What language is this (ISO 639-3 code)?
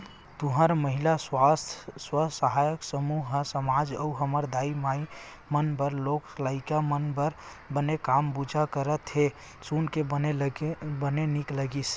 hne